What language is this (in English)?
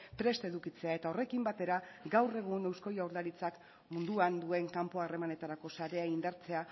Basque